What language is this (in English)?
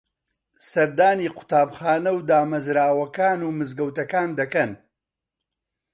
Central Kurdish